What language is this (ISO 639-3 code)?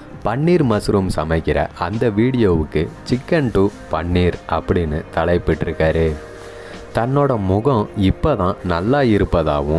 tam